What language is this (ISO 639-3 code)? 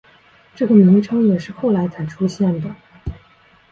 zho